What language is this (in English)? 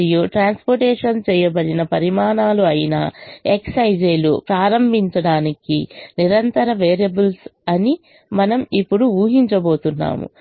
Telugu